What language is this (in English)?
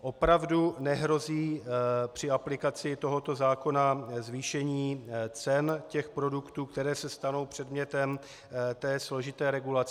Czech